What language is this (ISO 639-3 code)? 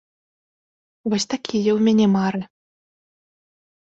bel